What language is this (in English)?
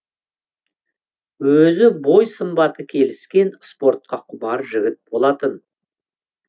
Kazakh